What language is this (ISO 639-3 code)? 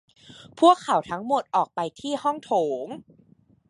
tha